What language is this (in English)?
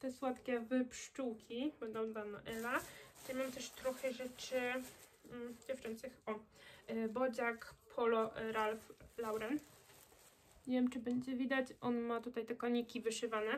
Polish